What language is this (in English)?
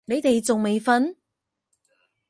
Cantonese